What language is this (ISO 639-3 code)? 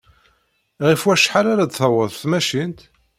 kab